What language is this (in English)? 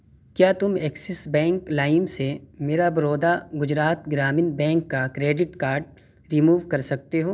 Urdu